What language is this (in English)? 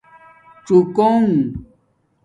Domaaki